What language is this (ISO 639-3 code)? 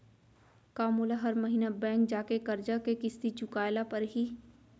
hne